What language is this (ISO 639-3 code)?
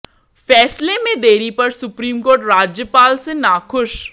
hin